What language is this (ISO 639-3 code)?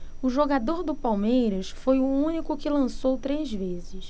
por